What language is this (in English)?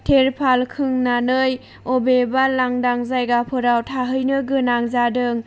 Bodo